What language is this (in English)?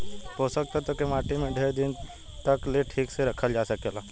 Bhojpuri